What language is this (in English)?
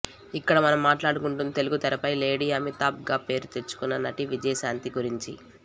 Telugu